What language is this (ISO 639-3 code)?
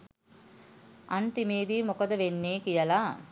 sin